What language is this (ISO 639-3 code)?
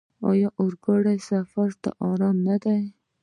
pus